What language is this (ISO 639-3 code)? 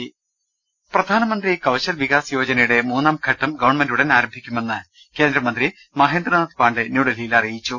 mal